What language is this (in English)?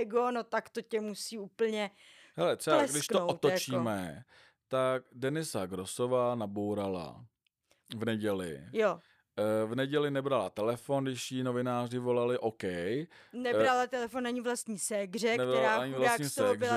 Czech